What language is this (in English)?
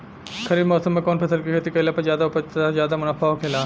Bhojpuri